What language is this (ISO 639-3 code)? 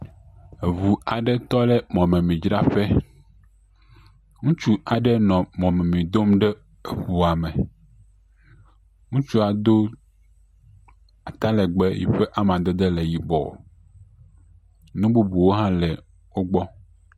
ewe